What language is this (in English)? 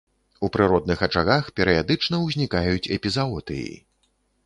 Belarusian